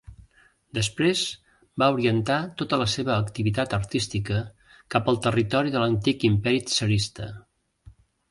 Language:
Catalan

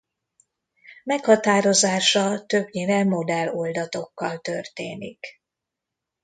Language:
Hungarian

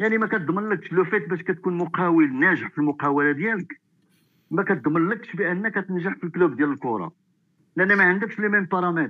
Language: Arabic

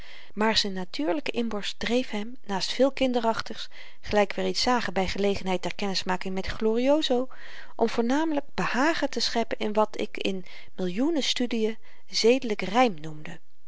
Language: Dutch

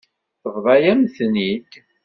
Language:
Kabyle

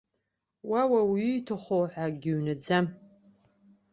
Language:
Abkhazian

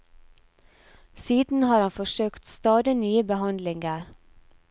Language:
Norwegian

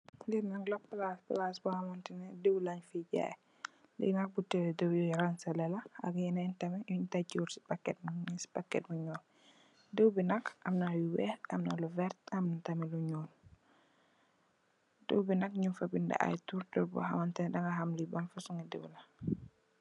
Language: Wolof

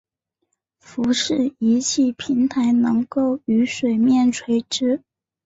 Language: Chinese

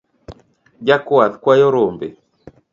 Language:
Luo (Kenya and Tanzania)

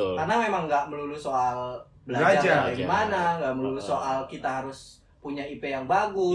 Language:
Indonesian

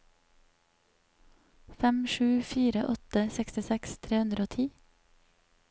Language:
Norwegian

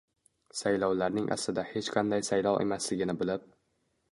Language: Uzbek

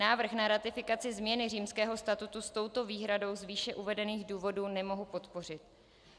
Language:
Czech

